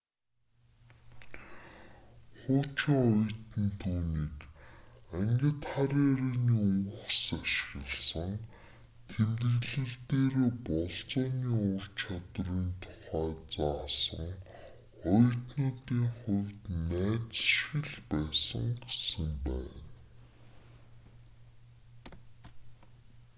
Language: Mongolian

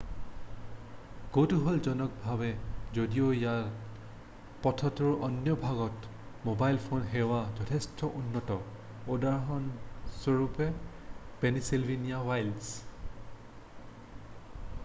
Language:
Assamese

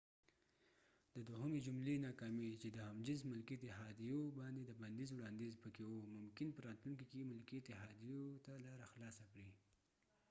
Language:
Pashto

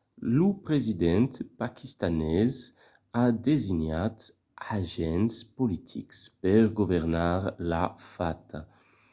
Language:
Occitan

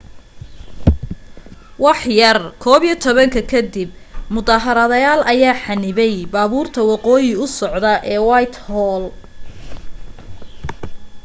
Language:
Somali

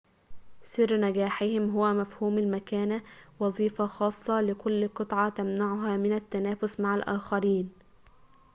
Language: Arabic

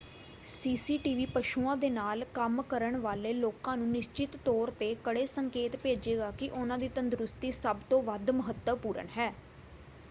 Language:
Punjabi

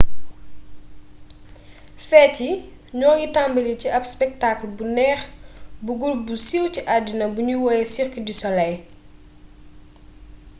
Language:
Wolof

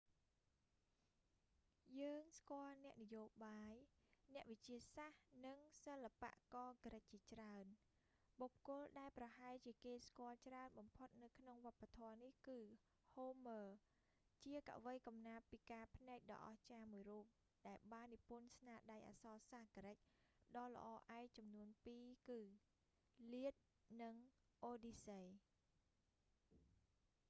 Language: Khmer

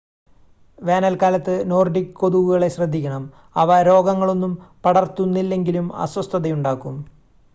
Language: Malayalam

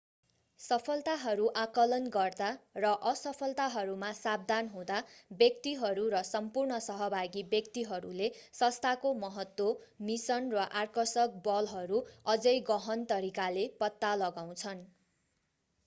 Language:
Nepali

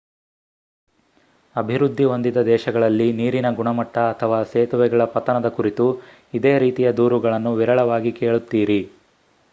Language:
Kannada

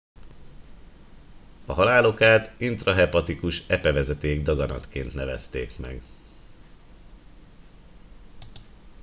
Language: Hungarian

